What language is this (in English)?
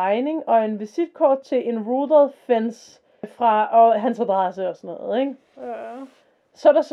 Danish